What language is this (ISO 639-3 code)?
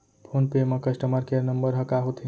hne